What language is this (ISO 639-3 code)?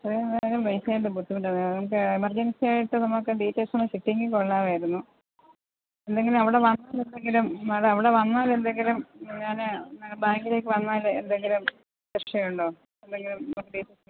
mal